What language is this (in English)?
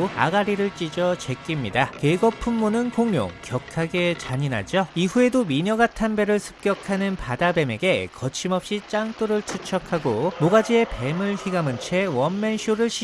Korean